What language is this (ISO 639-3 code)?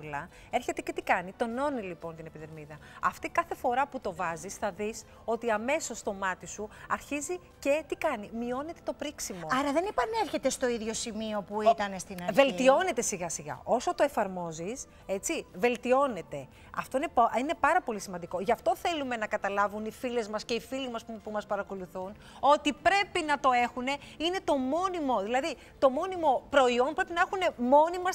ell